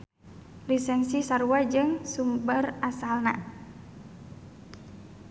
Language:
Sundanese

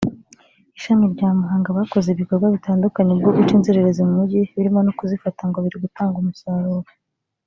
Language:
Kinyarwanda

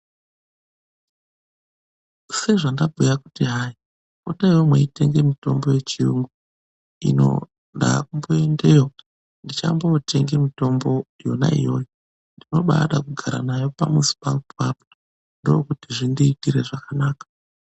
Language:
Ndau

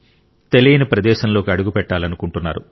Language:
Telugu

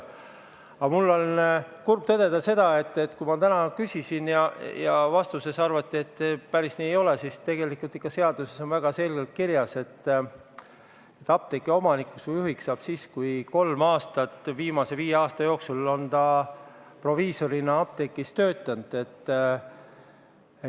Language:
Estonian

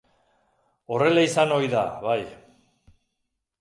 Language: Basque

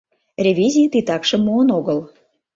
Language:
Mari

